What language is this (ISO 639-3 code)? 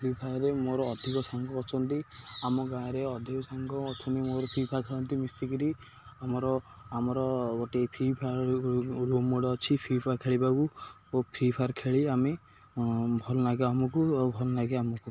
ori